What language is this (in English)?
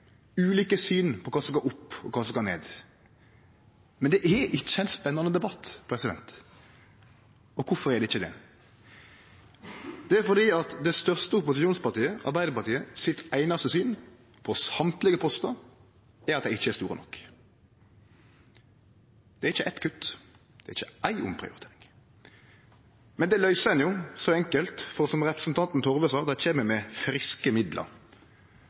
Norwegian Nynorsk